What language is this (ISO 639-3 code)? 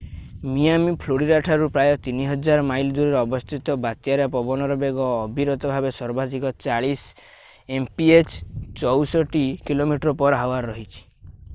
ori